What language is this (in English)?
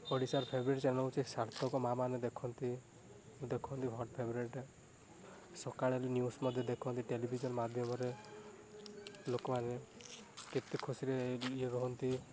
Odia